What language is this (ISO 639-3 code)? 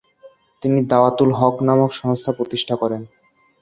ben